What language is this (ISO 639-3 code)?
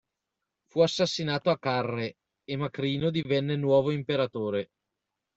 ita